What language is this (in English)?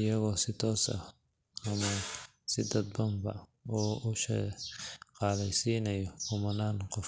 Somali